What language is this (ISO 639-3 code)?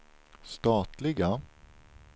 swe